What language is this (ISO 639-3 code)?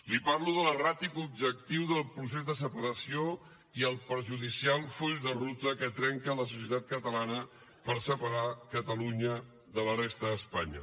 cat